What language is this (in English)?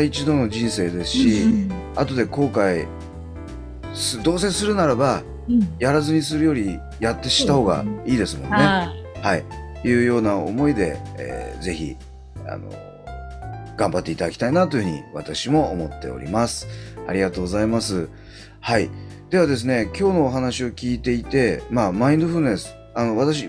Japanese